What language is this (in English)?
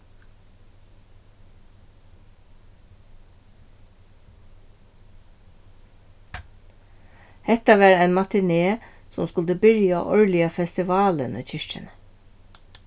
Faroese